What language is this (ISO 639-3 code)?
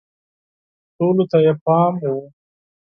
pus